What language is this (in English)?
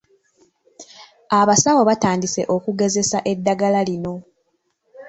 Ganda